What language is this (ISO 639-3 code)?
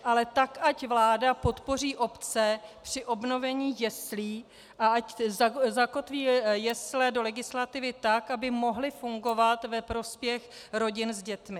ces